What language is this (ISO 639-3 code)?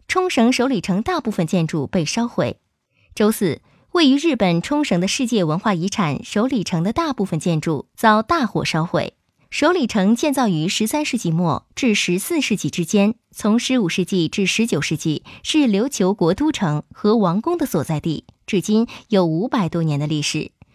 zho